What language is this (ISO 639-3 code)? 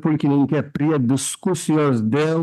lit